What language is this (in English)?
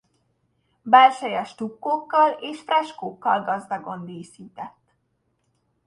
Hungarian